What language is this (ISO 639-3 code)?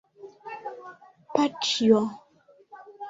epo